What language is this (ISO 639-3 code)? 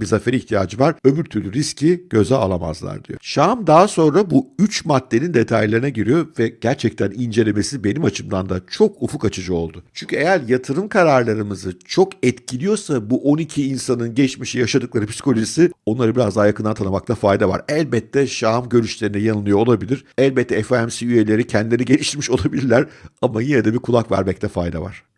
tur